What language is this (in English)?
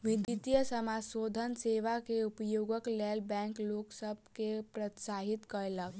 Maithili